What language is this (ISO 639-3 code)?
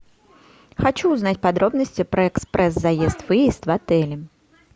rus